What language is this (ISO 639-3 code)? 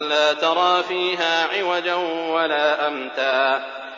ara